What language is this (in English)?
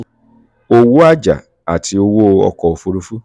Yoruba